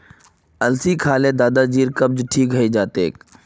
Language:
Magahi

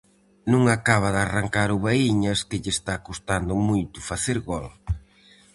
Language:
Galician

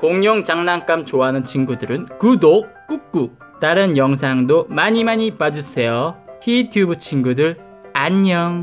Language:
Korean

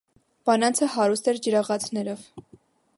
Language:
Armenian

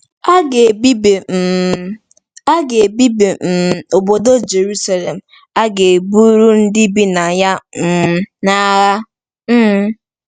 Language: Igbo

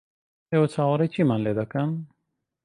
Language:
Central Kurdish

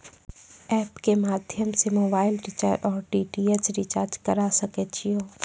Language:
Maithili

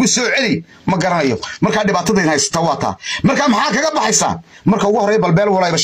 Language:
Arabic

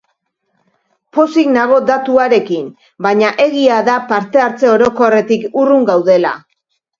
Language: Basque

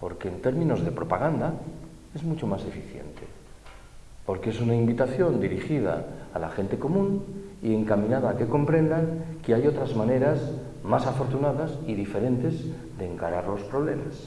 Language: Spanish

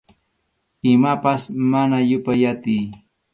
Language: Arequipa-La Unión Quechua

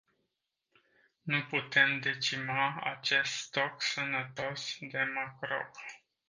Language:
Romanian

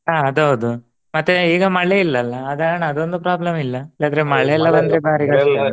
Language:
Kannada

